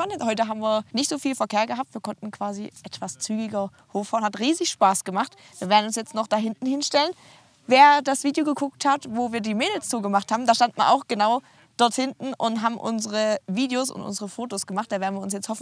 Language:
German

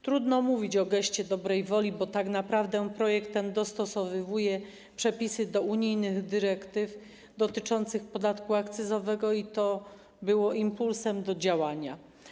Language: Polish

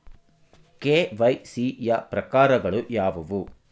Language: Kannada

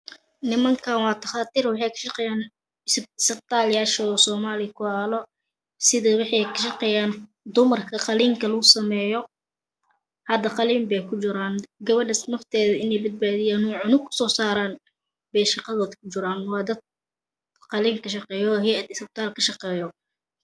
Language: Somali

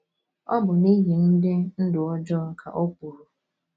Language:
Igbo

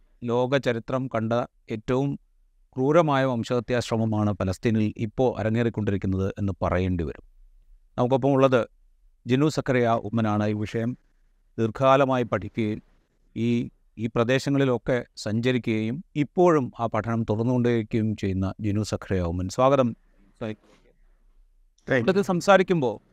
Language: Malayalam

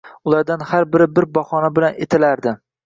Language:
Uzbek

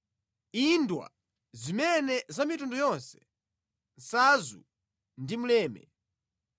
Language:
Nyanja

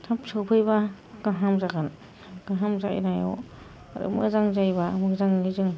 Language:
Bodo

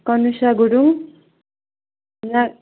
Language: Nepali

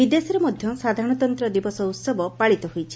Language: Odia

